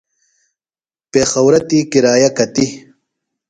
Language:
Phalura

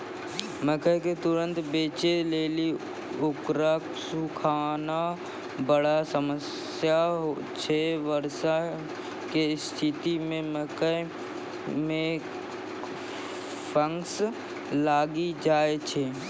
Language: Maithili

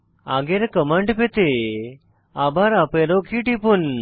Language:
Bangla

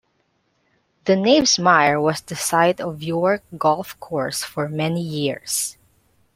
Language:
English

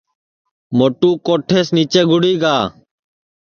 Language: Sansi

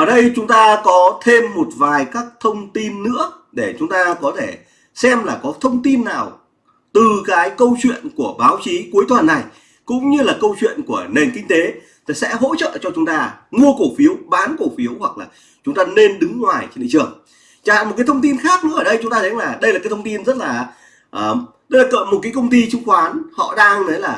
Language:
Vietnamese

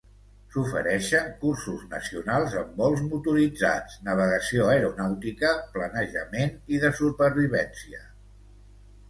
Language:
Catalan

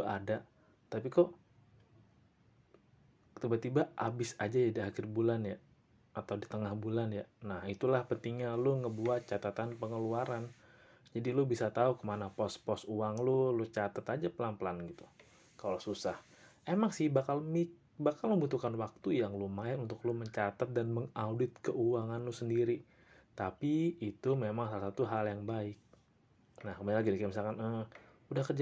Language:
Indonesian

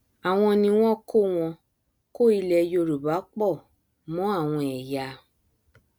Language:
Yoruba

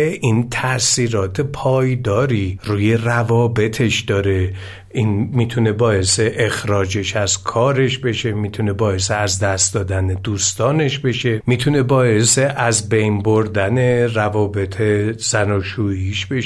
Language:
Persian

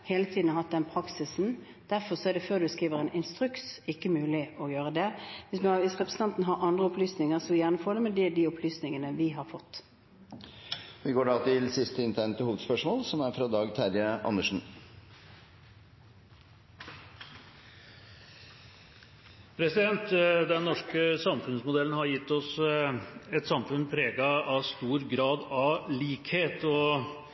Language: Norwegian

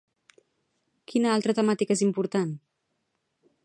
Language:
Catalan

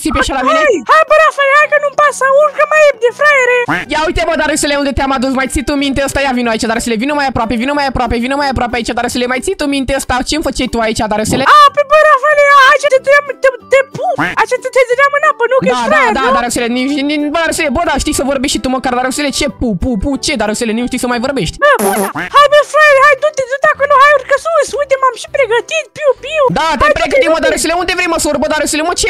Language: Romanian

